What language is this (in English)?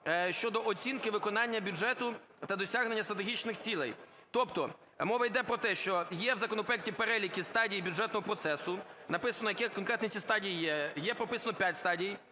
Ukrainian